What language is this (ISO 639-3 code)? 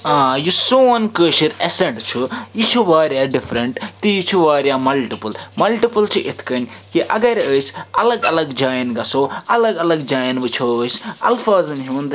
kas